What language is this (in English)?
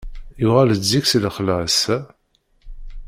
Kabyle